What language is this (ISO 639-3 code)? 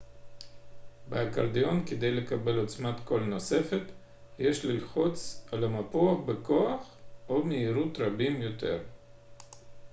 heb